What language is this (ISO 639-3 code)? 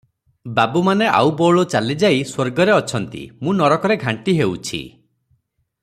ori